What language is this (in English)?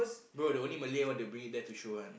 English